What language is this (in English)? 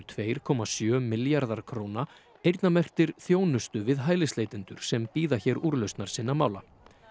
Icelandic